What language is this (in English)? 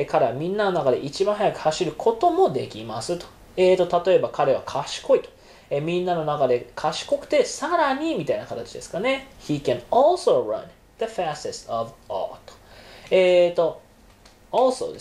Japanese